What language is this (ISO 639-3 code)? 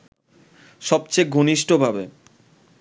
ben